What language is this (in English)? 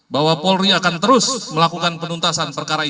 Indonesian